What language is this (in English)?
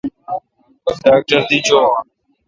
Kalkoti